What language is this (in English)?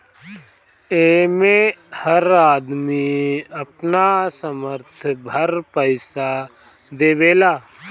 Bhojpuri